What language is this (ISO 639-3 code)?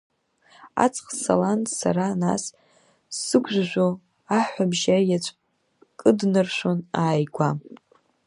abk